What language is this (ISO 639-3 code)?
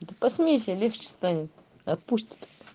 rus